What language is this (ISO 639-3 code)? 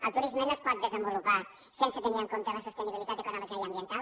cat